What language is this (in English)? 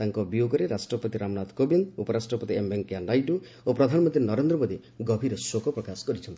Odia